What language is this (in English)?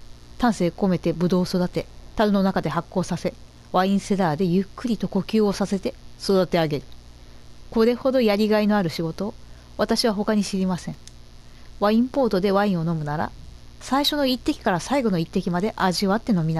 Japanese